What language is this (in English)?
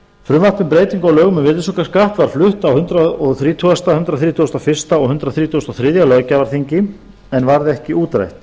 Icelandic